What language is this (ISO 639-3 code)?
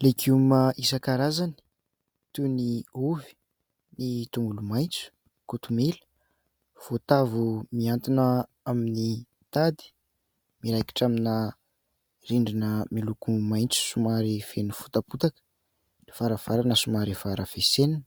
mlg